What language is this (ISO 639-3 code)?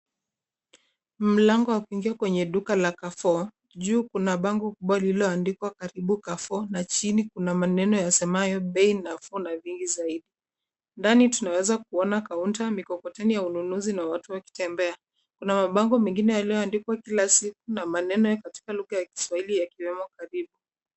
swa